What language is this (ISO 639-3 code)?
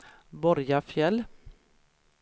swe